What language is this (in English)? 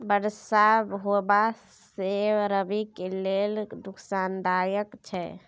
Maithili